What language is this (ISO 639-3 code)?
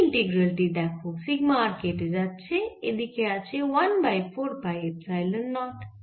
ben